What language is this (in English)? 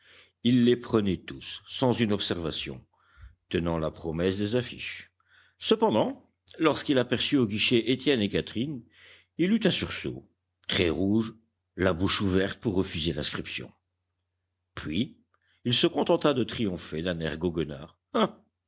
French